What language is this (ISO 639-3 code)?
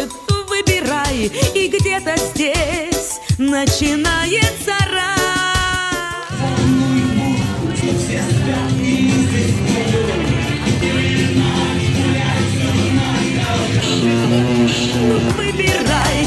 rus